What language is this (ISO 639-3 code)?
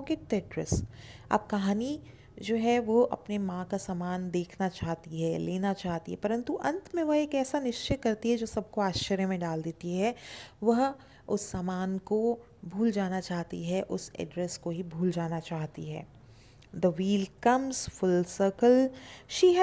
hin